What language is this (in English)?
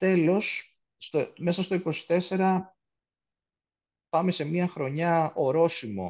Greek